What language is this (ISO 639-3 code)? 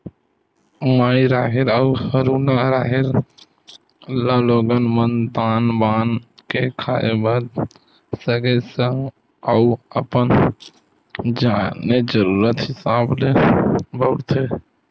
hne